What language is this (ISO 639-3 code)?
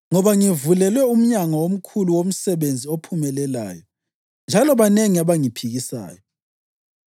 nde